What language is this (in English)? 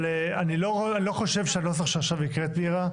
Hebrew